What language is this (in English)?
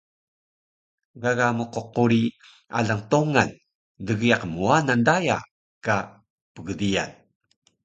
Taroko